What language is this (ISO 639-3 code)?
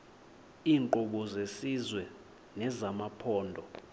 xho